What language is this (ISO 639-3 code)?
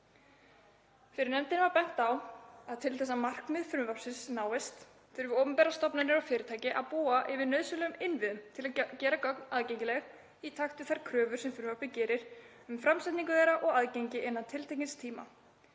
isl